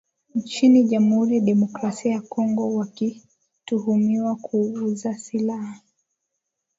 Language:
Swahili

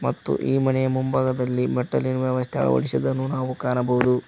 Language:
Kannada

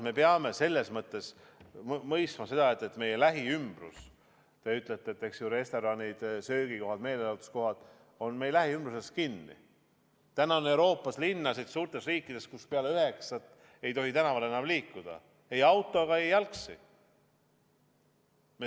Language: Estonian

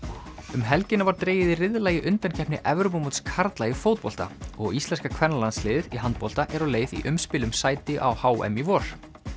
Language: Icelandic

